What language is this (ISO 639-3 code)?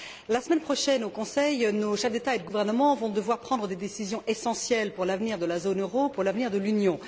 fra